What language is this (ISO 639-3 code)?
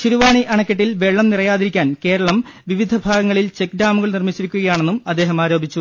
mal